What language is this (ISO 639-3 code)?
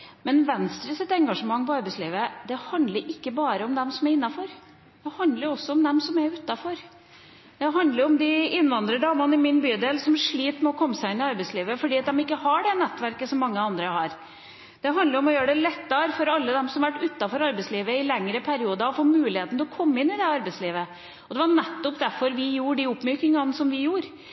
nob